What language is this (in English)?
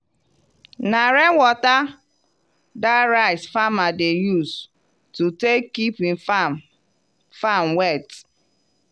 Nigerian Pidgin